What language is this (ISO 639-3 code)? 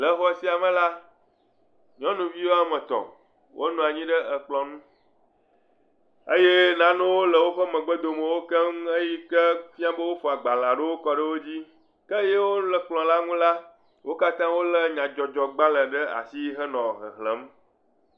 ewe